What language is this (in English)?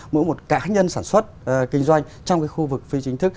Vietnamese